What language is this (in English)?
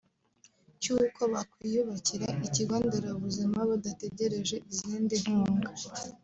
Kinyarwanda